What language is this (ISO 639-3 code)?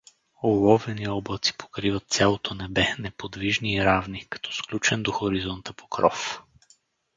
bul